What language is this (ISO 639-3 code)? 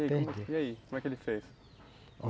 por